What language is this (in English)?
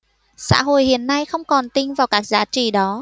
Vietnamese